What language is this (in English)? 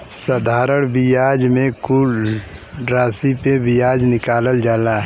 Bhojpuri